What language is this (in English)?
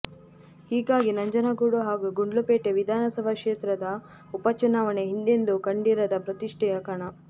Kannada